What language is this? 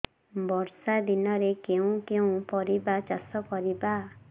Odia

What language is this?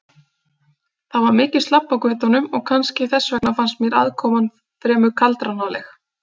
Icelandic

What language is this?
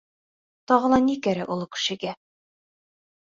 Bashkir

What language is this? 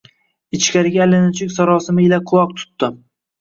Uzbek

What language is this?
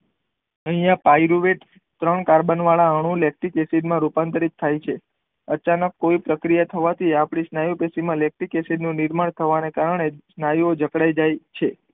Gujarati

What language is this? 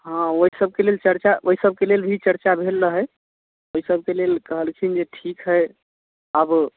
Maithili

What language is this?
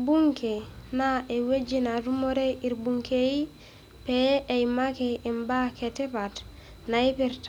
Masai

